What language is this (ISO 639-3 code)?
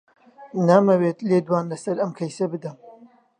ckb